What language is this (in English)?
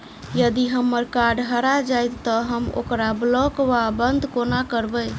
Maithili